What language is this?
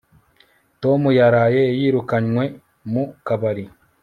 Kinyarwanda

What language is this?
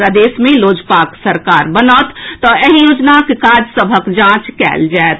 Maithili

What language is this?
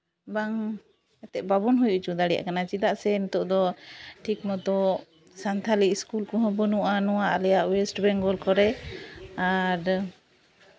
Santali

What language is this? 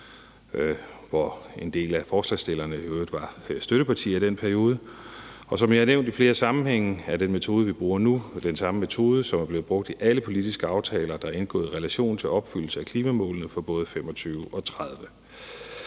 Danish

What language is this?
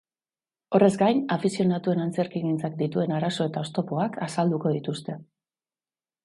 Basque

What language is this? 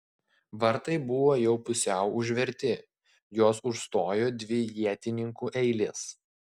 Lithuanian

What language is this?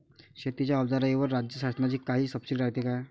Marathi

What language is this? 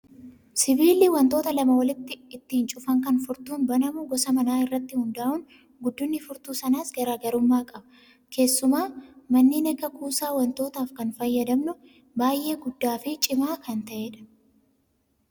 Oromo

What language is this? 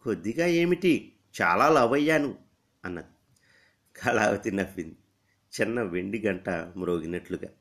Telugu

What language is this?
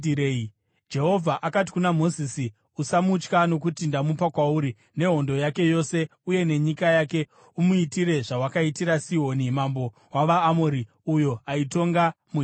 Shona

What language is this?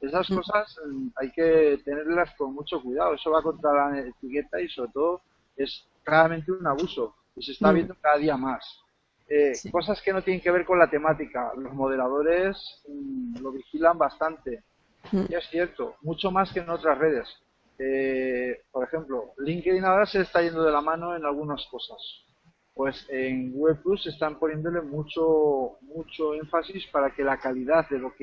Spanish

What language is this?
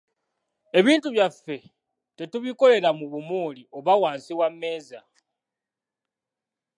Ganda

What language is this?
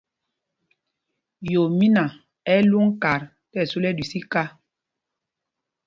Mpumpong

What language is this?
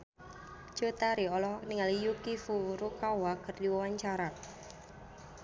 Sundanese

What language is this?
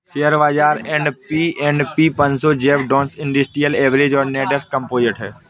Hindi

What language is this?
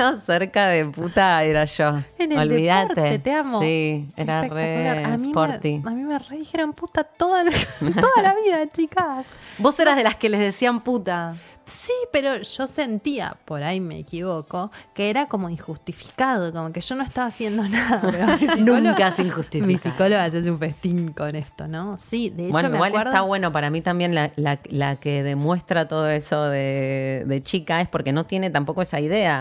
Spanish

